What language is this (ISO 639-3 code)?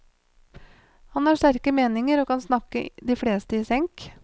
nor